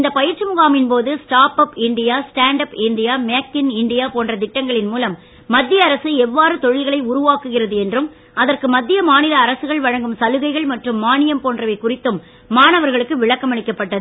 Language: Tamil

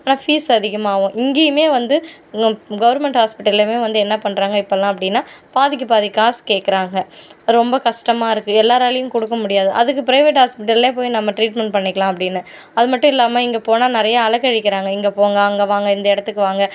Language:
Tamil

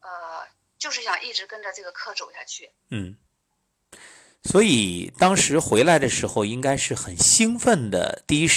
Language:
Chinese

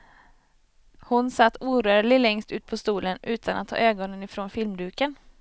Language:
Swedish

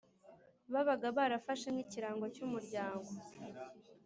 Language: Kinyarwanda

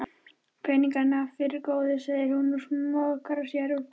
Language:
Icelandic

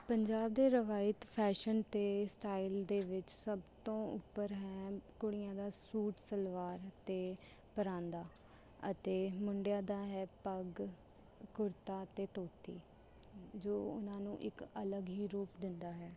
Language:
Punjabi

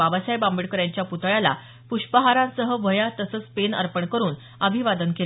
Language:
Marathi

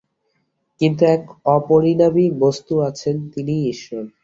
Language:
Bangla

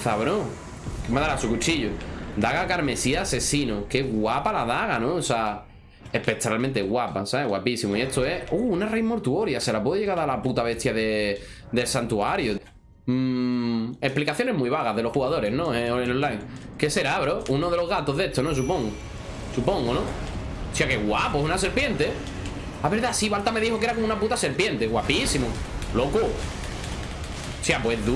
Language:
Spanish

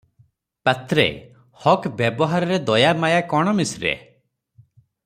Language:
Odia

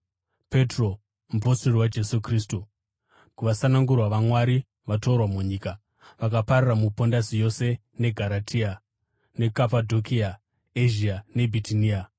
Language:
Shona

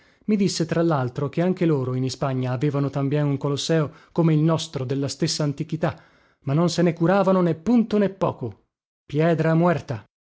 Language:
Italian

